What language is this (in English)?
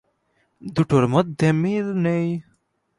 Bangla